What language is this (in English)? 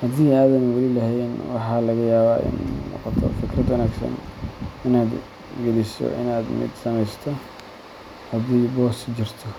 Somali